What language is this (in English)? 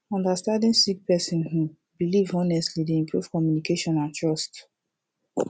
Nigerian Pidgin